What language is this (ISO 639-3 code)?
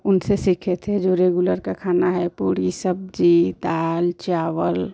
hin